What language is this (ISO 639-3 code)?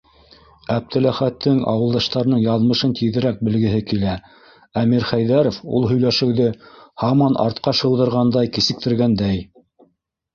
bak